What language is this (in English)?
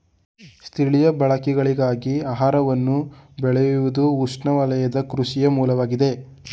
Kannada